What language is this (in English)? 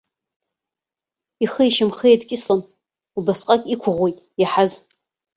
Abkhazian